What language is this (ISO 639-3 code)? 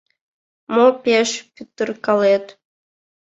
chm